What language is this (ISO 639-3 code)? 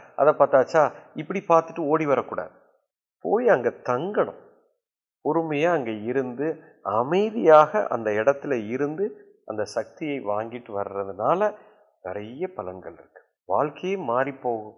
tam